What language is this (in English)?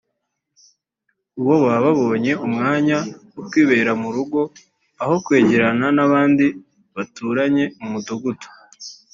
Kinyarwanda